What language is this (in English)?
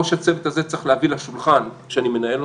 Hebrew